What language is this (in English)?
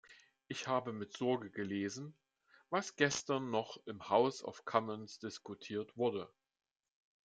German